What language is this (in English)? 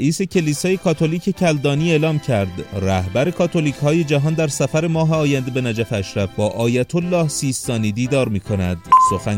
Persian